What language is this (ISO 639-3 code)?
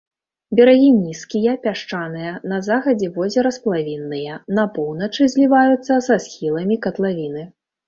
bel